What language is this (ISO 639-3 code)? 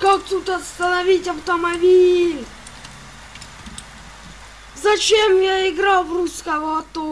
rus